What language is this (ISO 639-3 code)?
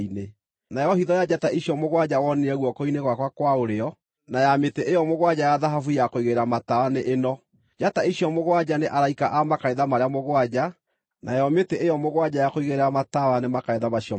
kik